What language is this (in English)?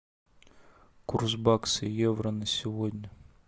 Russian